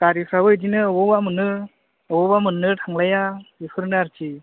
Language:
Bodo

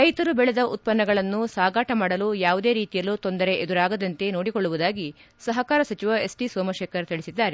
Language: Kannada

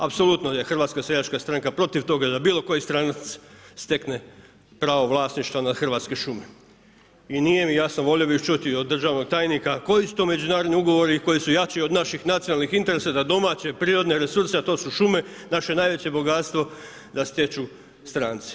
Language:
Croatian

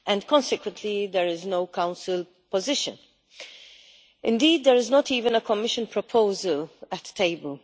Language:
English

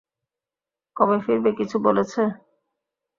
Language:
Bangla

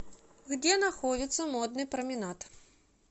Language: Russian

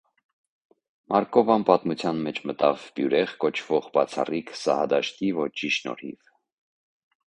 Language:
Armenian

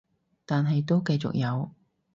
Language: Cantonese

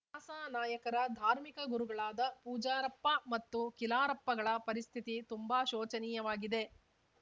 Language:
Kannada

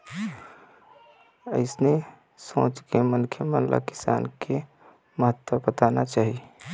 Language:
Chhattisgarhi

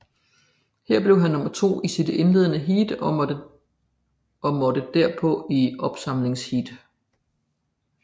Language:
Danish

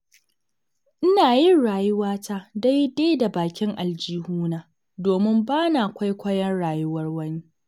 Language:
Hausa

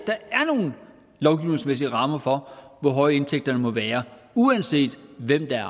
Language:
Danish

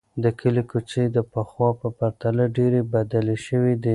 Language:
Pashto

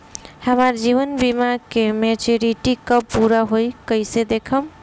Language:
Bhojpuri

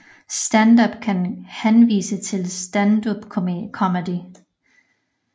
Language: Danish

